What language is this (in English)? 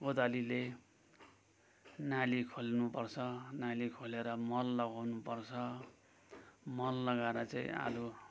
Nepali